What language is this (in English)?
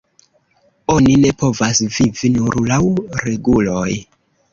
Esperanto